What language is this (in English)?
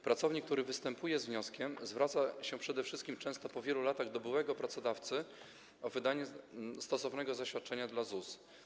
Polish